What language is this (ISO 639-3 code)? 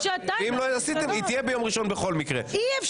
heb